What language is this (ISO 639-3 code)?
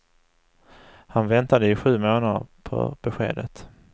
swe